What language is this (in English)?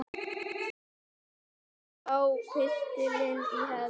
Icelandic